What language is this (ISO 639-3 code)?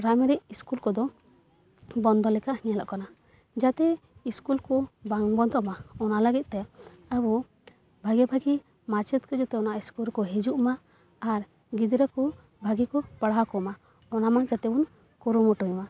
sat